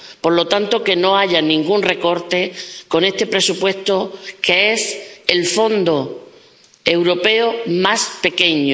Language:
Spanish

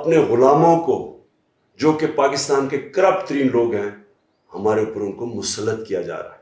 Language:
Urdu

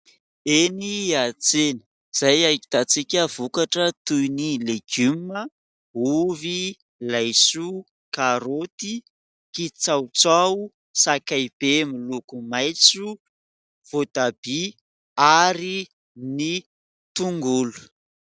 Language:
Malagasy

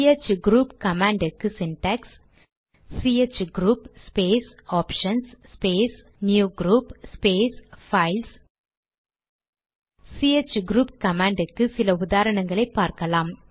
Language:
Tamil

